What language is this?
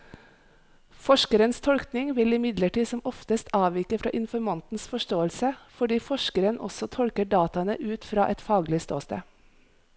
Norwegian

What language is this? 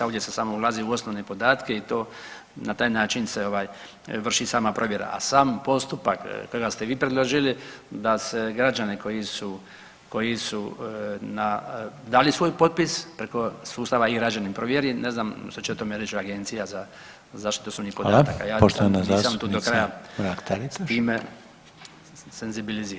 Croatian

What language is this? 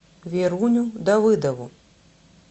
Russian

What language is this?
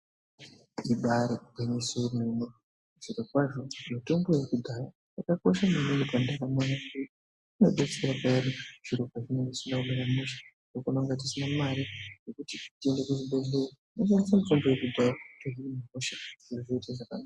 Ndau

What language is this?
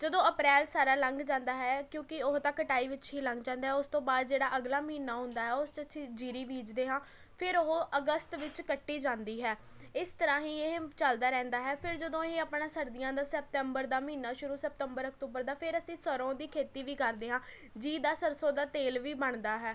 Punjabi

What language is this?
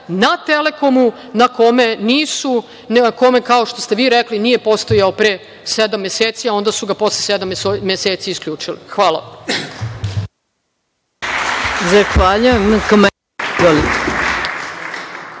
Serbian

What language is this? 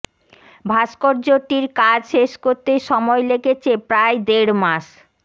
Bangla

